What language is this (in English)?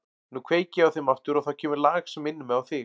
Icelandic